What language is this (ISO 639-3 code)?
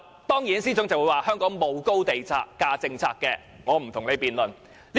yue